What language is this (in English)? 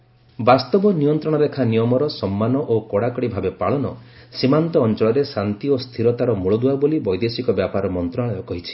Odia